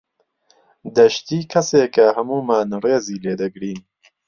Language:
Central Kurdish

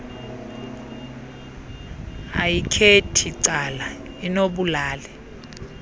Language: Xhosa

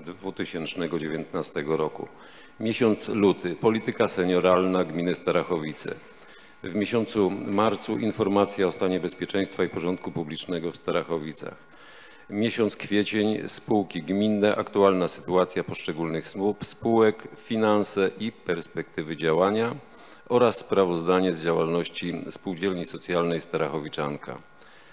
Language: Polish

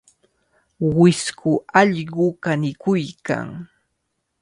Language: Cajatambo North Lima Quechua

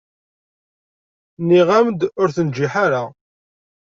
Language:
Kabyle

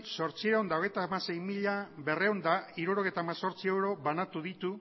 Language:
Basque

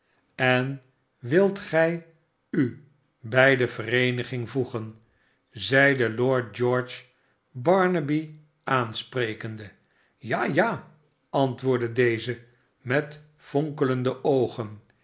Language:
Dutch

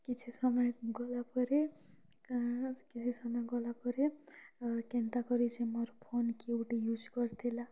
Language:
Odia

